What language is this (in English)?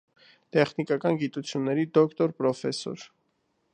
Armenian